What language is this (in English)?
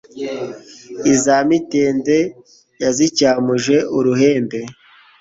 Kinyarwanda